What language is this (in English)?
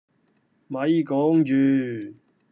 Cantonese